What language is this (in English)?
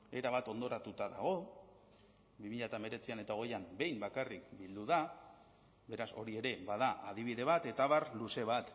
Basque